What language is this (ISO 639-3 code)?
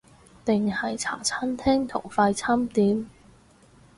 yue